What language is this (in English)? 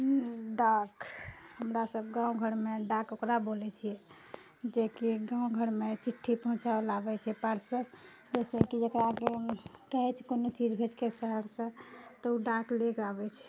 Maithili